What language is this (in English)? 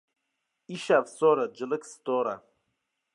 Kurdish